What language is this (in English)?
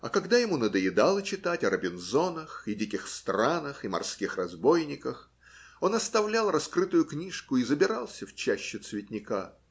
Russian